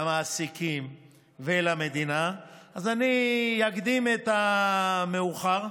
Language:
Hebrew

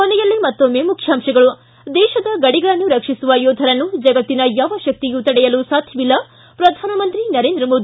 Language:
Kannada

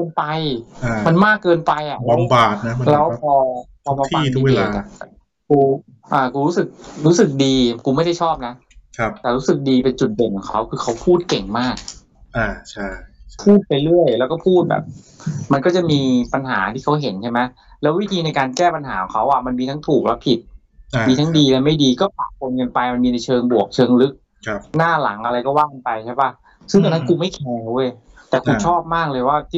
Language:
Thai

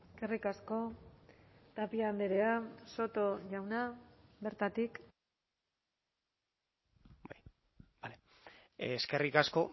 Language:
Basque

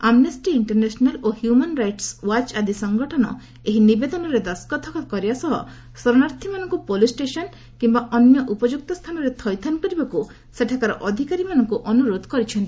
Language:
Odia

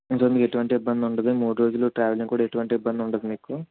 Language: Telugu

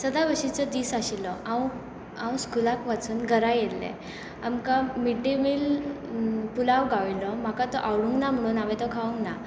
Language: Konkani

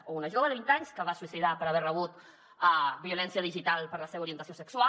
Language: Catalan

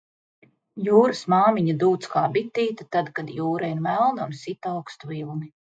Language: Latvian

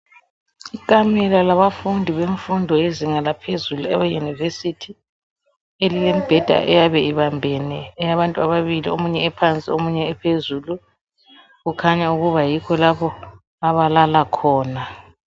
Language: North Ndebele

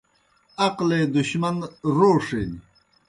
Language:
Kohistani Shina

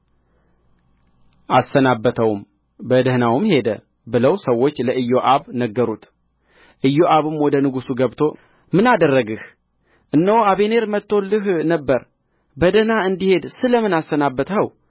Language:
Amharic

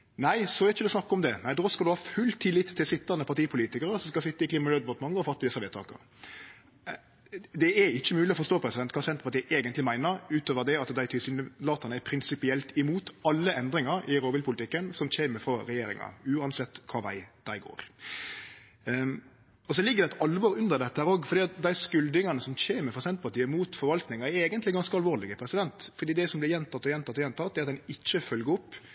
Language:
Norwegian Nynorsk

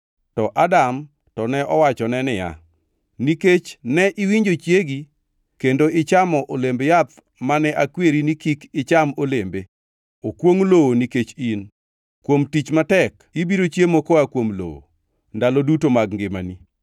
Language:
Luo (Kenya and Tanzania)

